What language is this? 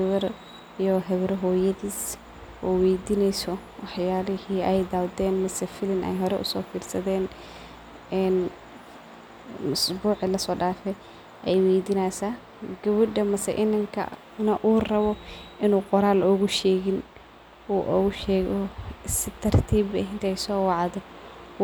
Somali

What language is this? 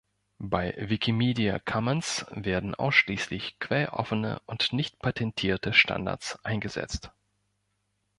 German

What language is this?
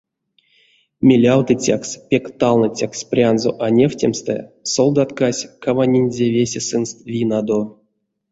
Erzya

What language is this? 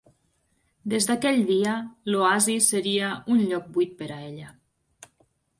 Catalan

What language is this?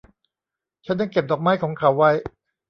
Thai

